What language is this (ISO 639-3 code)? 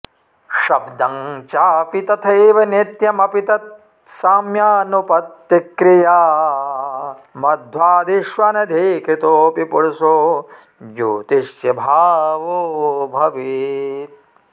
san